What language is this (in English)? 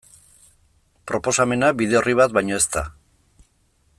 Basque